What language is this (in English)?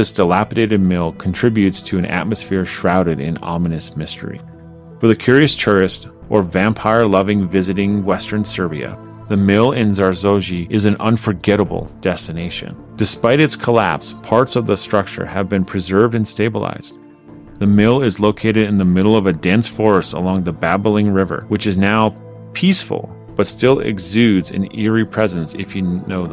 English